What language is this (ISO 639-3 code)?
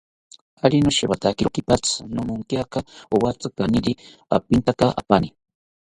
cpy